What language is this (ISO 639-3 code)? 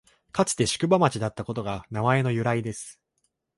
jpn